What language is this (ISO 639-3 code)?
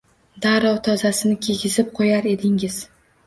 uzb